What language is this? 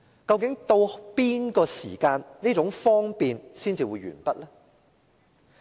Cantonese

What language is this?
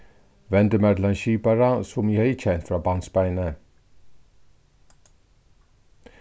Faroese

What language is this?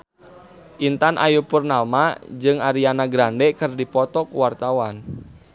Sundanese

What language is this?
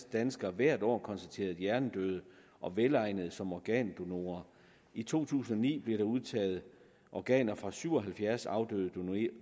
Danish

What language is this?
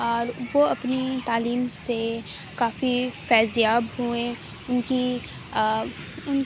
Urdu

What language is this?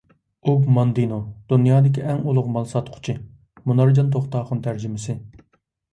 Uyghur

